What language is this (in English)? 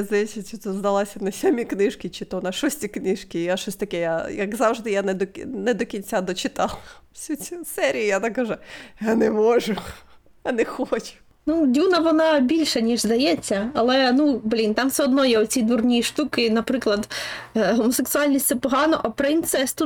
Ukrainian